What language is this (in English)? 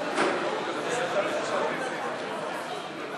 Hebrew